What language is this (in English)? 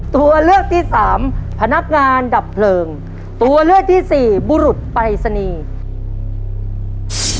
Thai